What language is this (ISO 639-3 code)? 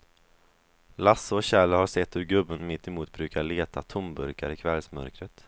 swe